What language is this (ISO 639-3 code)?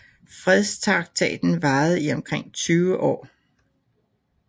dan